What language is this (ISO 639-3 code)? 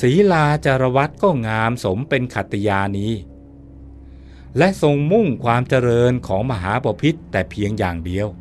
tha